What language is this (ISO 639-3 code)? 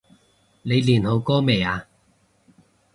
yue